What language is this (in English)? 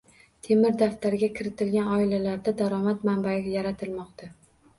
Uzbek